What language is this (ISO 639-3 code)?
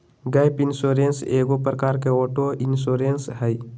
mag